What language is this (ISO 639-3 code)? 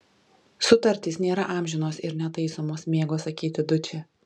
lit